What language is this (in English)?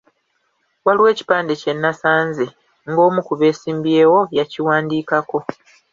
Ganda